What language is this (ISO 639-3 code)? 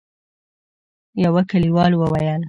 pus